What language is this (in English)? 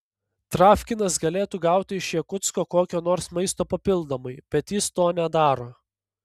Lithuanian